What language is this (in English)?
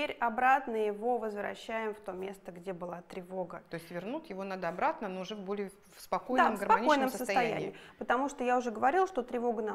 Russian